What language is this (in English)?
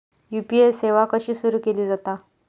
Marathi